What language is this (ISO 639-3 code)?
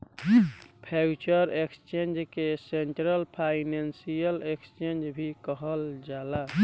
bho